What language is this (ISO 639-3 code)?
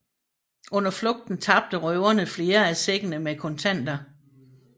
dan